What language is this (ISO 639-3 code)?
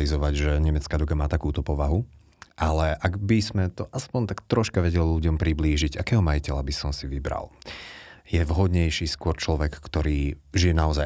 slk